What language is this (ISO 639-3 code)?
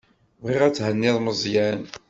kab